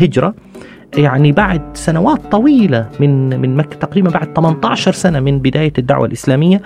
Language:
Arabic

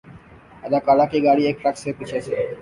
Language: Urdu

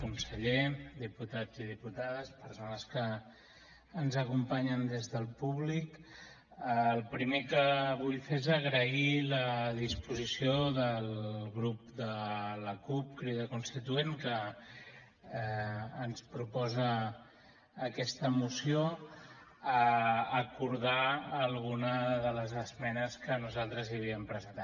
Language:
Catalan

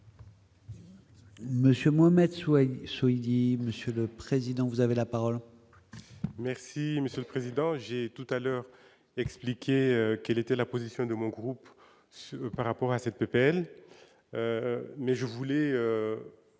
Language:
French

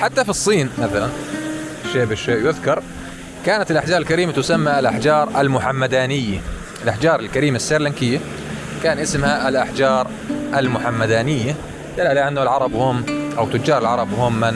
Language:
Arabic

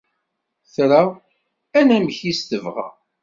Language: Kabyle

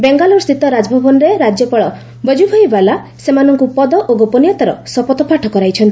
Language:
Odia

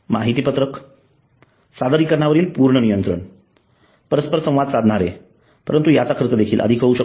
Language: Marathi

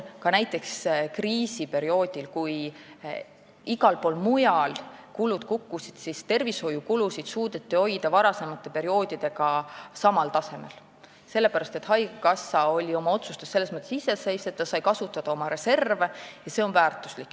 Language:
Estonian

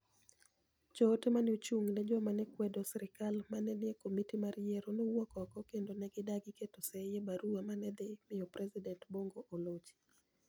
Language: Luo (Kenya and Tanzania)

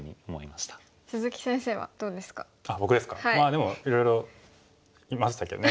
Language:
Japanese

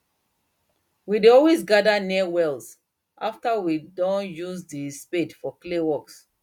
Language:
Nigerian Pidgin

